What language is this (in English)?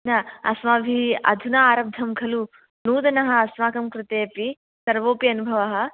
Sanskrit